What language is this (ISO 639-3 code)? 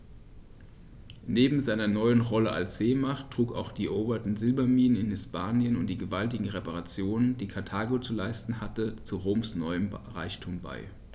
deu